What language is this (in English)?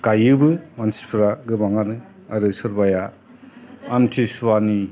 Bodo